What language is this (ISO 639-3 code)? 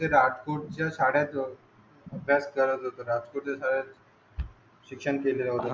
mar